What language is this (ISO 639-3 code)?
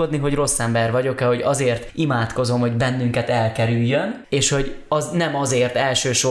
hun